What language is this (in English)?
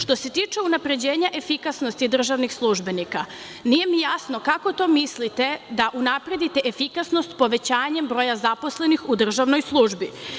Serbian